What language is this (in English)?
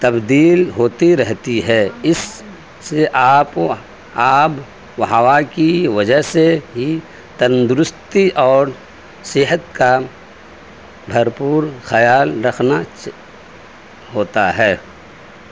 Urdu